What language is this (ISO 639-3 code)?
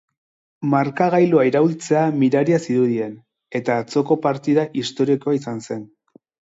eus